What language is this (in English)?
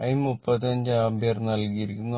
Malayalam